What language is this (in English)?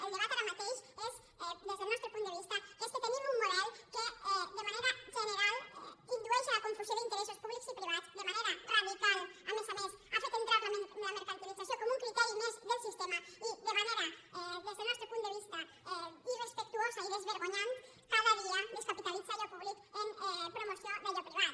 Catalan